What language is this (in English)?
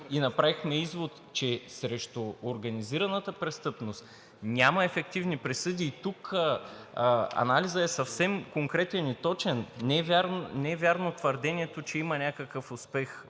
Bulgarian